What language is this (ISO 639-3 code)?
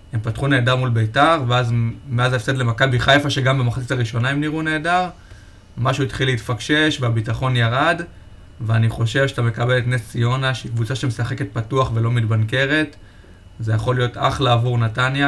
heb